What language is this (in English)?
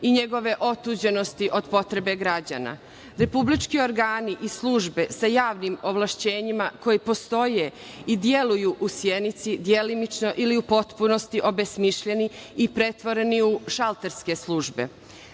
Serbian